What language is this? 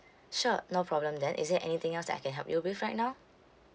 English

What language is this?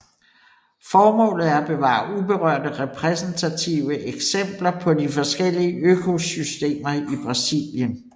Danish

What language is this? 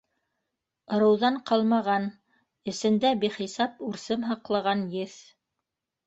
Bashkir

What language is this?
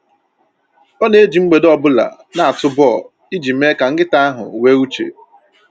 Igbo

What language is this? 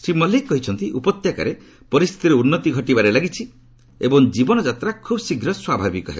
Odia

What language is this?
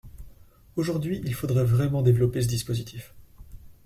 French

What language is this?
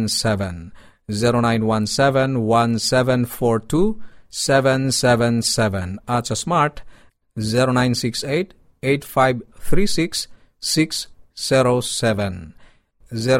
Filipino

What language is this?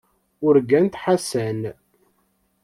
Kabyle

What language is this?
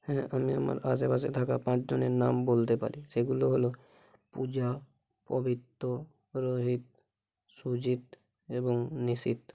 Bangla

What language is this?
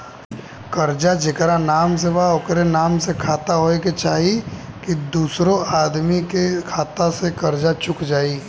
Bhojpuri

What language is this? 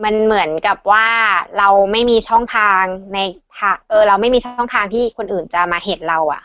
Thai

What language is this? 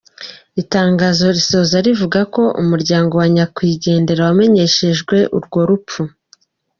Kinyarwanda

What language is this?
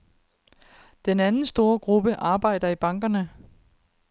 Danish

